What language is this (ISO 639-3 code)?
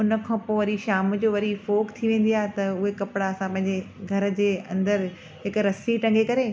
snd